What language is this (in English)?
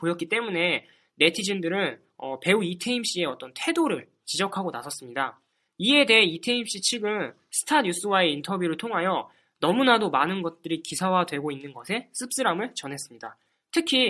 Korean